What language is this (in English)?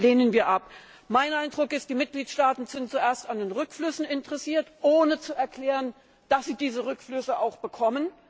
German